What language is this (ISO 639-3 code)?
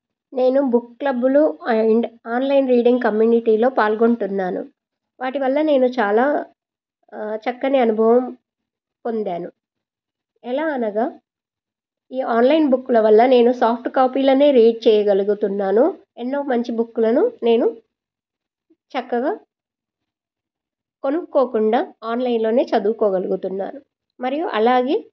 tel